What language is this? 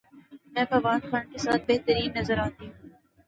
Urdu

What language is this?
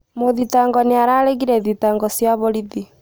Kikuyu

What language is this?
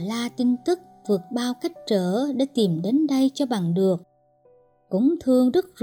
Vietnamese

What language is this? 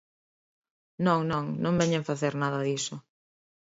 Galician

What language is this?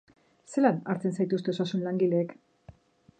Basque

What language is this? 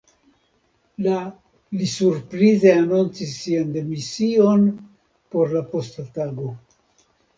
Esperanto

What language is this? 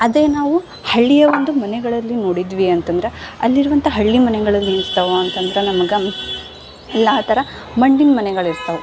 Kannada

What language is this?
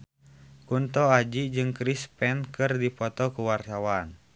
Sundanese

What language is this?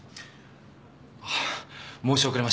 Japanese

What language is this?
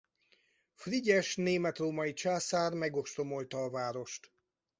Hungarian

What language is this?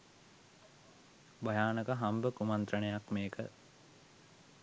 Sinhala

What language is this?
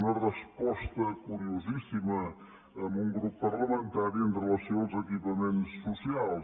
Catalan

